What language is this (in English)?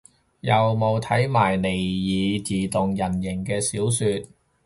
Cantonese